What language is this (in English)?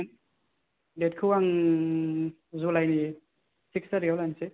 Bodo